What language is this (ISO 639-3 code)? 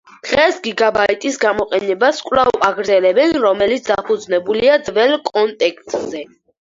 kat